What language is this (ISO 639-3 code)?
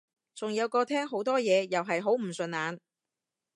yue